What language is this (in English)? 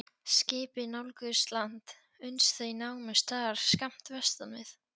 Icelandic